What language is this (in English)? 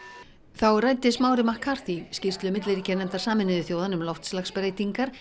Icelandic